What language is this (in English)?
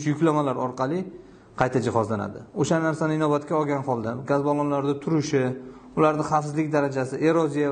Dutch